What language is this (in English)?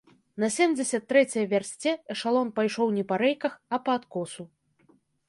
Belarusian